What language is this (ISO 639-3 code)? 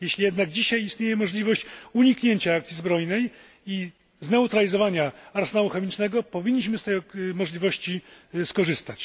pol